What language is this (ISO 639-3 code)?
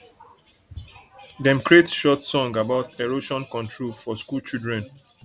pcm